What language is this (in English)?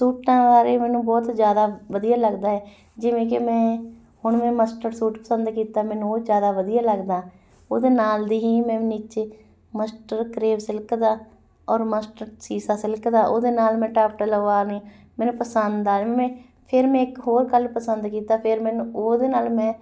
Punjabi